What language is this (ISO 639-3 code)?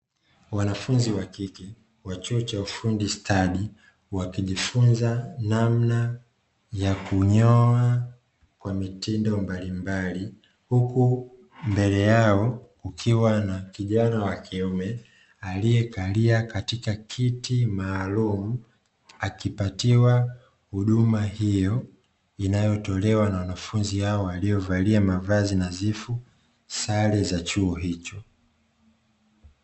swa